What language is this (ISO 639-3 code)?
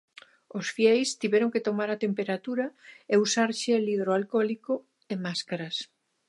glg